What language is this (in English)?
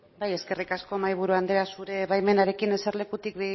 Basque